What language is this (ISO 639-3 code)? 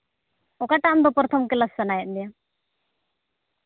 sat